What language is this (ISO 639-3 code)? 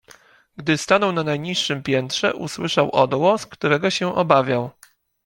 pol